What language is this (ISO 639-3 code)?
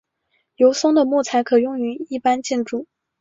zho